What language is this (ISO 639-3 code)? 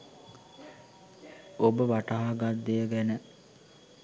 sin